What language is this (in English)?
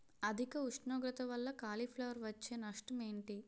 Telugu